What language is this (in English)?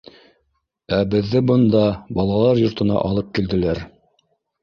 Bashkir